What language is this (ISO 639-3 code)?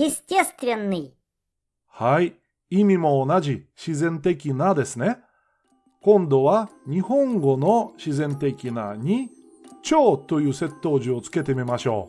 jpn